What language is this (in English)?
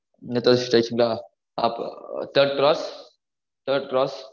Tamil